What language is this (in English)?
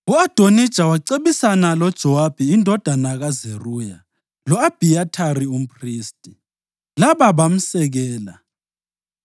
North Ndebele